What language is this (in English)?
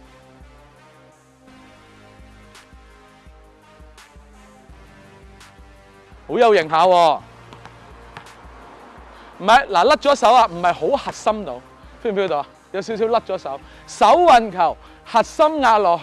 Chinese